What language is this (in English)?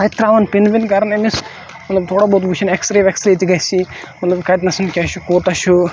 Kashmiri